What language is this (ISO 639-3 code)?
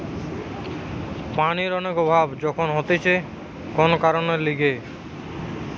ben